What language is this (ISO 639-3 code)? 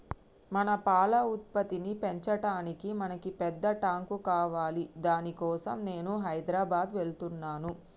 tel